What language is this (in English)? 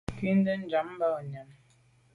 Medumba